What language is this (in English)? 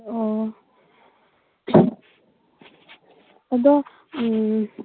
Manipuri